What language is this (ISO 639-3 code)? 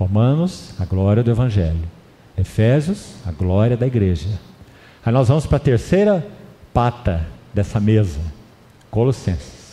por